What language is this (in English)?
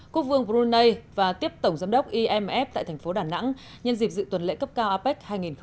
Vietnamese